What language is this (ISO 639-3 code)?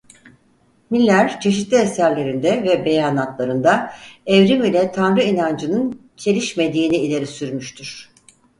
tur